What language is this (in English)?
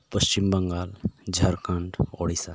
Santali